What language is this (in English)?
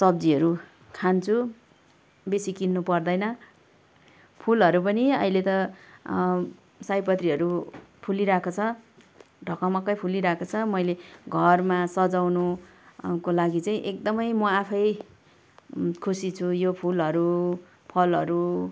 Nepali